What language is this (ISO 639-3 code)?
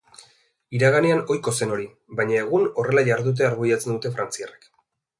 eus